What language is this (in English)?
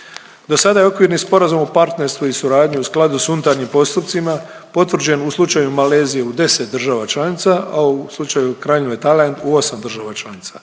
Croatian